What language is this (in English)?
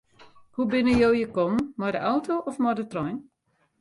Western Frisian